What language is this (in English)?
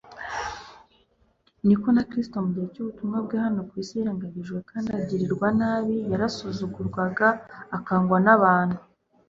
Kinyarwanda